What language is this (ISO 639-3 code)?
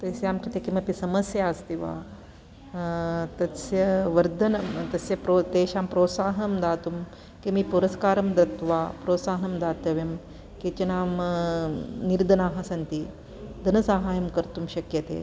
san